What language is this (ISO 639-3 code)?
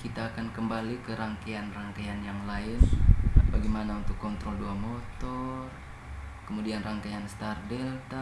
ind